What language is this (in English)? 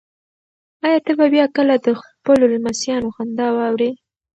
Pashto